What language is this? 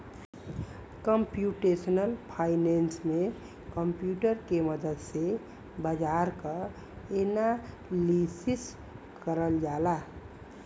Bhojpuri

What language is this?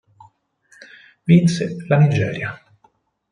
Italian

